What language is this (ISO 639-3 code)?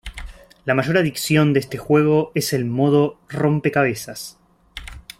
spa